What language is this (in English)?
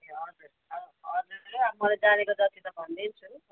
Nepali